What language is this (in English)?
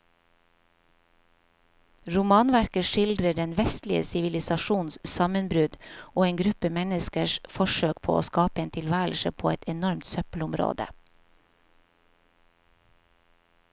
Norwegian